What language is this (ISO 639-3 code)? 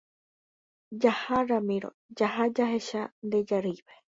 grn